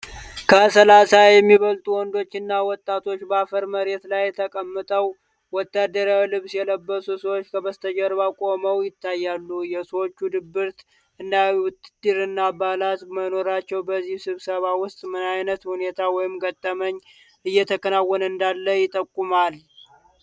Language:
Amharic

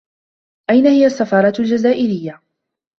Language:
Arabic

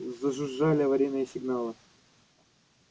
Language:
Russian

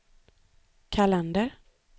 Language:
Swedish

